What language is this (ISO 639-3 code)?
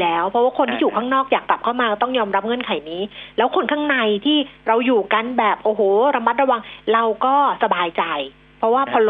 tha